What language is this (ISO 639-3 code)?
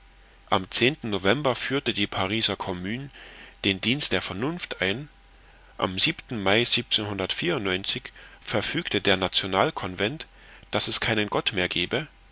deu